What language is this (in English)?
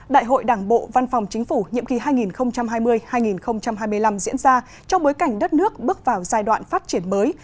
Vietnamese